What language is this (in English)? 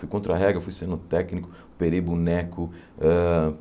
Portuguese